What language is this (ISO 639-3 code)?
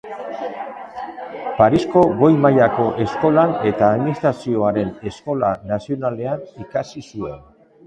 eus